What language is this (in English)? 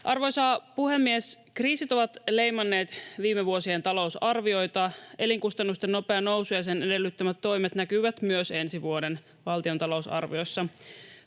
Finnish